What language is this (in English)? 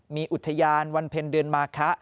Thai